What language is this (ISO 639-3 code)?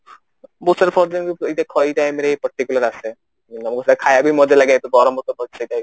ori